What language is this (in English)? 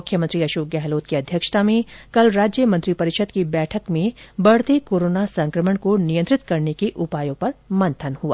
Hindi